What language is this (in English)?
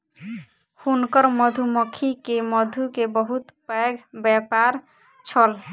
Maithili